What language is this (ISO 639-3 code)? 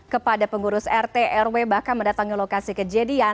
ind